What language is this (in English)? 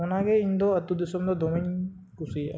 Santali